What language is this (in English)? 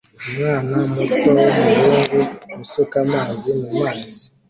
Kinyarwanda